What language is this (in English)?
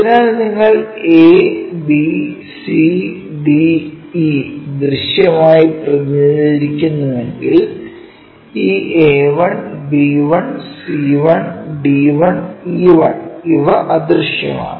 Malayalam